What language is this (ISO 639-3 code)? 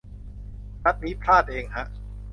tha